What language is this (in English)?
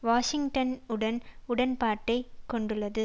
Tamil